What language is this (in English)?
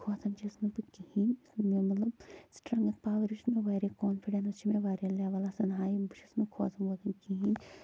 Kashmiri